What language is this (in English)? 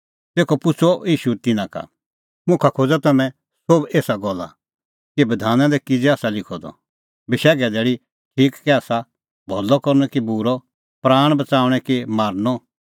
Kullu Pahari